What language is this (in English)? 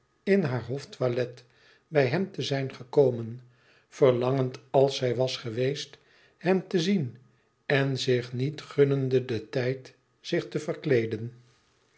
Dutch